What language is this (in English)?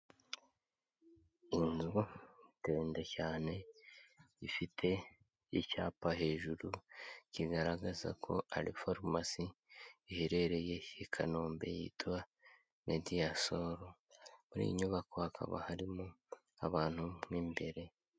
Kinyarwanda